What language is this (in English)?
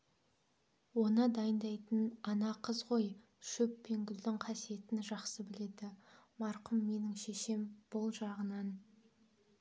Kazakh